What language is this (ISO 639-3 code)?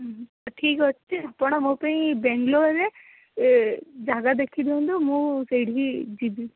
ori